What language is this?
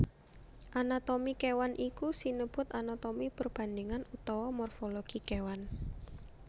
Javanese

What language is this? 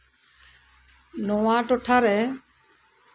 Santali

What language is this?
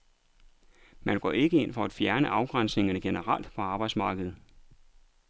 Danish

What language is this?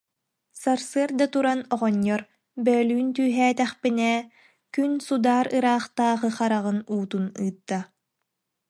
Yakut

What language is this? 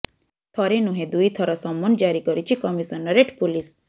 Odia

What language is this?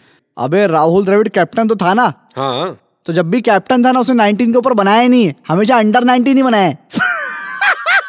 Hindi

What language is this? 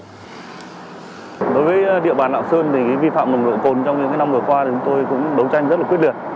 Vietnamese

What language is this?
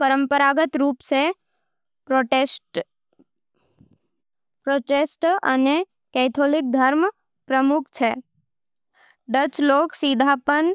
Nimadi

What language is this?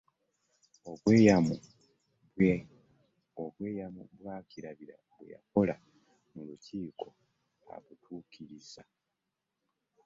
Ganda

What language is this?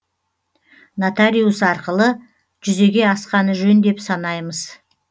Kazakh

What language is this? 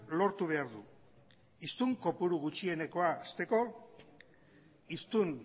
Basque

